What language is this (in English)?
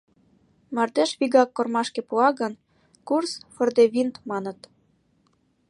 Mari